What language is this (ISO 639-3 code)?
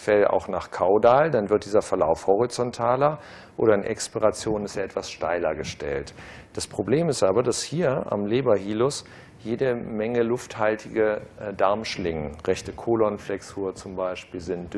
deu